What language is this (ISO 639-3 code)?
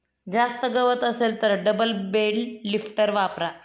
mar